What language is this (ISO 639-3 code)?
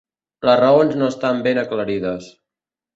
cat